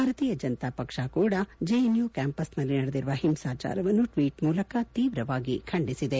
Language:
Kannada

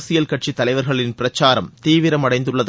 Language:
Tamil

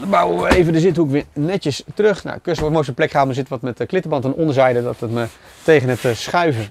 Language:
Dutch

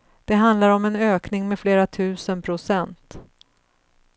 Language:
Swedish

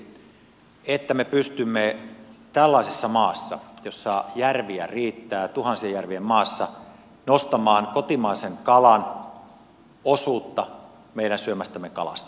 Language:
Finnish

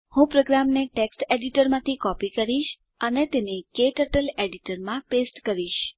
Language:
Gujarati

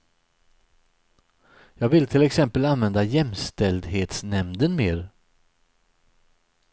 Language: Swedish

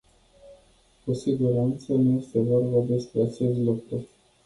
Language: Romanian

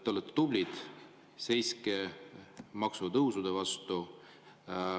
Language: Estonian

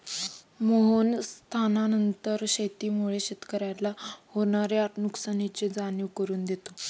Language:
Marathi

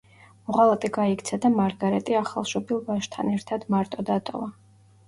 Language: Georgian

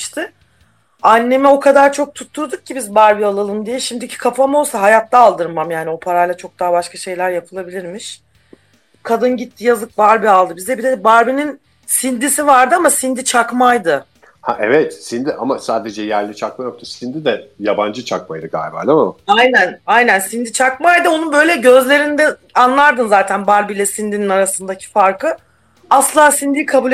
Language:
Turkish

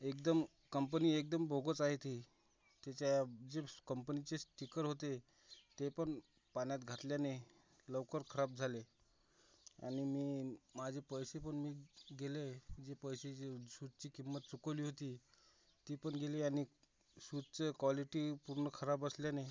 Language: Marathi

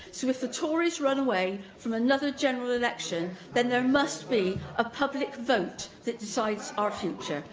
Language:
English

